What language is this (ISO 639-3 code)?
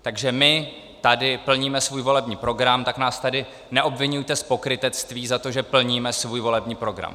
ces